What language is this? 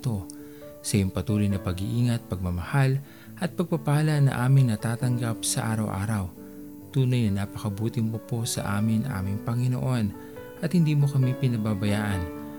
Filipino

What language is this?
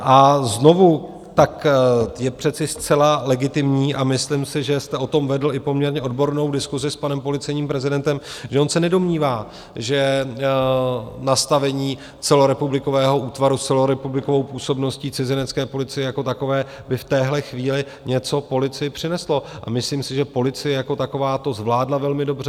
Czech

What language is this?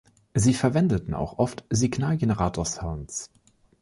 German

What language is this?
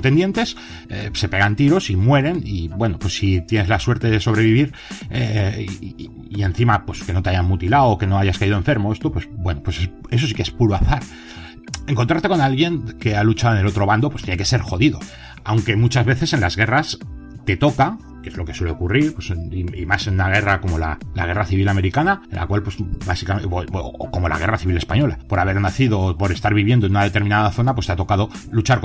Spanish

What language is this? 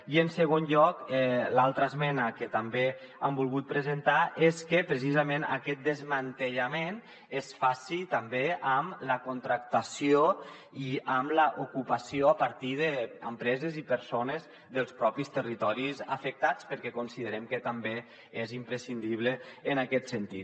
Catalan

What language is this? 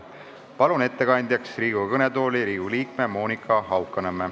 Estonian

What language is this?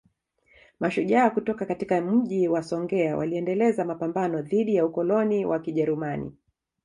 Swahili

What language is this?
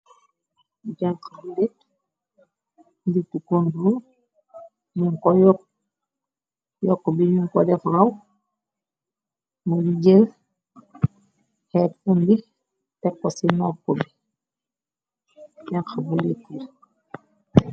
Wolof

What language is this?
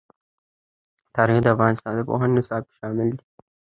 Pashto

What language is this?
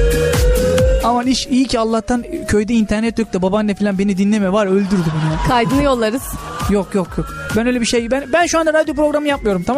Turkish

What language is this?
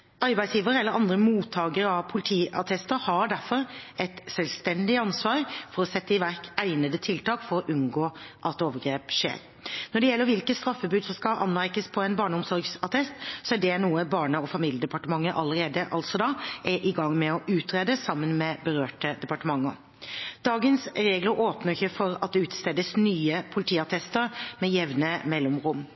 Norwegian Bokmål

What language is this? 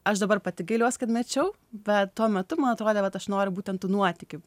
Lithuanian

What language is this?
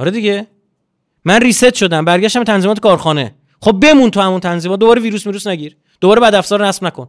Persian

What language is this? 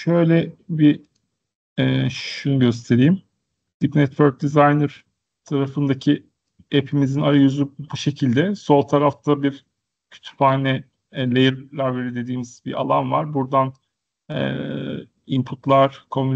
Turkish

